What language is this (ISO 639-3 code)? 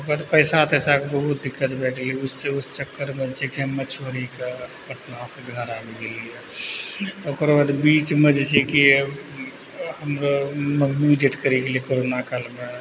mai